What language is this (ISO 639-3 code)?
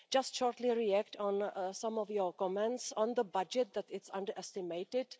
eng